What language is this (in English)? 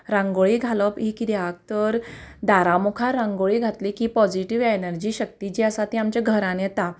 Konkani